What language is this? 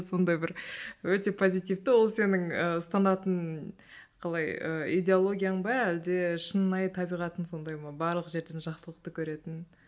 Kazakh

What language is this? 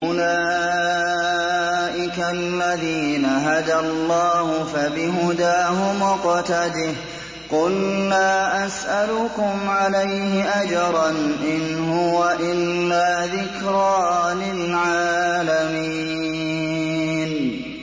Arabic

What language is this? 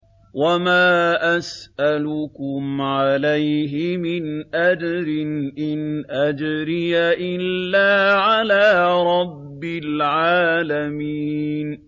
Arabic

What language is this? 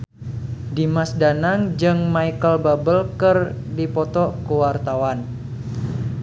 Sundanese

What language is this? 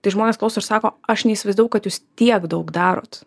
Lithuanian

